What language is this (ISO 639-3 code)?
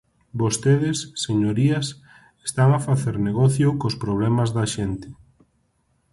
glg